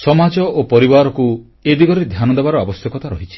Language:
Odia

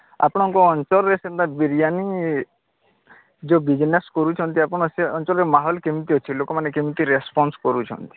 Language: Odia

